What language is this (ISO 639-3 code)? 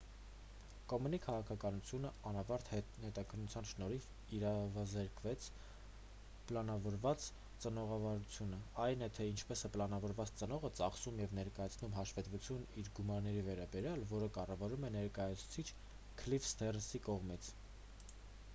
hye